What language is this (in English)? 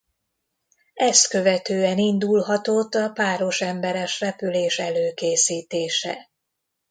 Hungarian